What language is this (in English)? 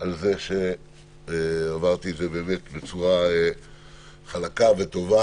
Hebrew